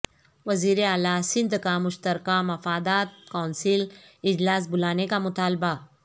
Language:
Urdu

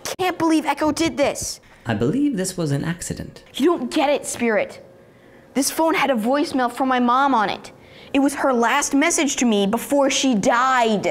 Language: English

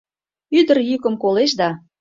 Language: Mari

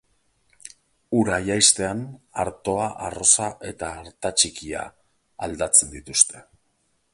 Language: Basque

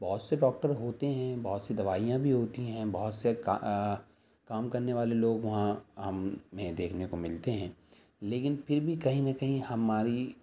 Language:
Urdu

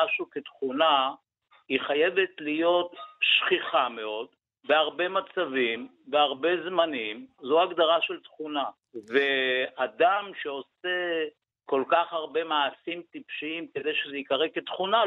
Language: Hebrew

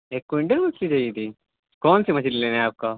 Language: Urdu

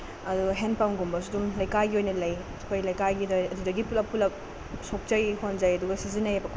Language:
Manipuri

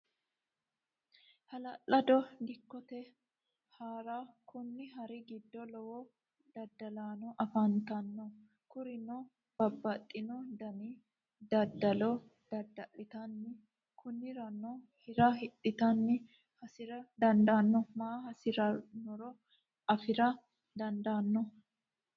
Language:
Sidamo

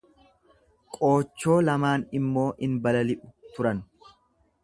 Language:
Oromo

